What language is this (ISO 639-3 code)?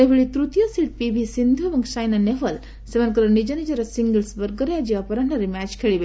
ori